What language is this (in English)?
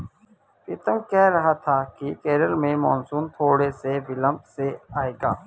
Hindi